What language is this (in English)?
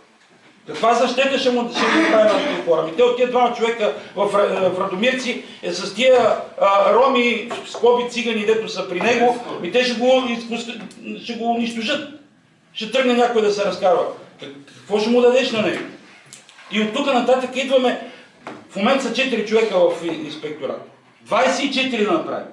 Bulgarian